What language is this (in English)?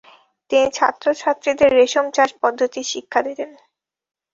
Bangla